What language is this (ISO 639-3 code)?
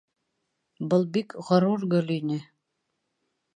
bak